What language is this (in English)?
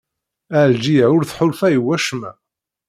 Kabyle